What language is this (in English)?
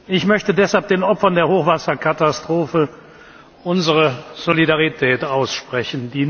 German